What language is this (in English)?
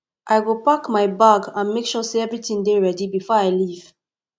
Nigerian Pidgin